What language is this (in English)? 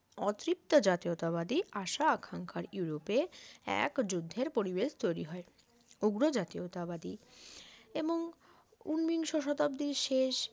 Bangla